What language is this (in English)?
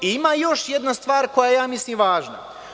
Serbian